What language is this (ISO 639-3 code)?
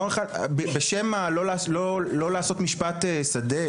heb